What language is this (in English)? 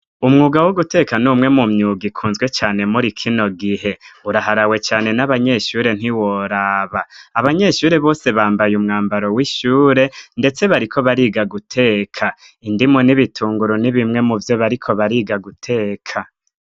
Rundi